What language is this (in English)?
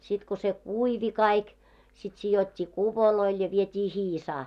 Finnish